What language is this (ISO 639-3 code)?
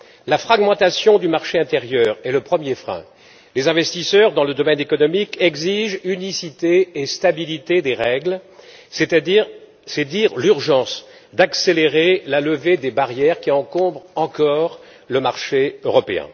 fra